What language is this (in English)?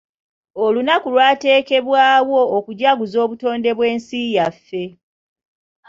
Ganda